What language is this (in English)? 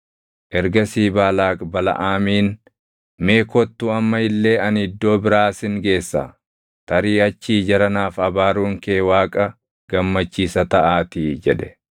Oromo